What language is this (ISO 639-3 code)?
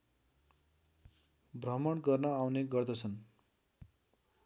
nep